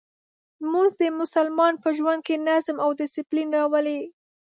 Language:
Pashto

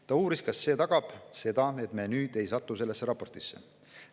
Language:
Estonian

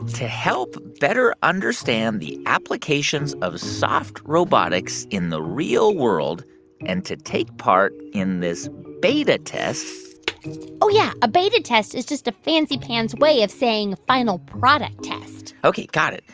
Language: English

